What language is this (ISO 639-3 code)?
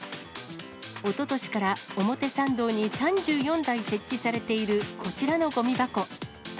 jpn